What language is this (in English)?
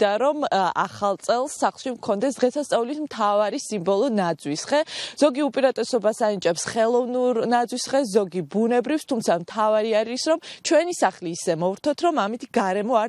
Romanian